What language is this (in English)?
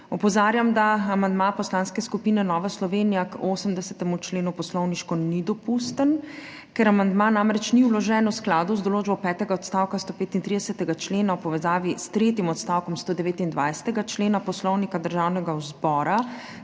Slovenian